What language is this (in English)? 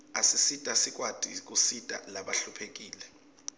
Swati